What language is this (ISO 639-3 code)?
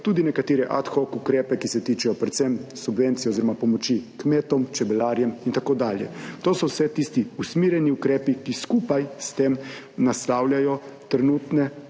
slv